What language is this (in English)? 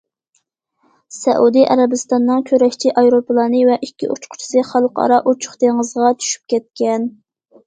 Uyghur